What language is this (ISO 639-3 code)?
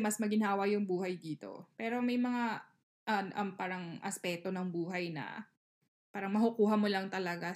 fil